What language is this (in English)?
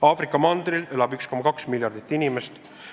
Estonian